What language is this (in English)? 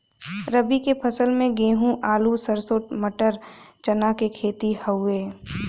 Bhojpuri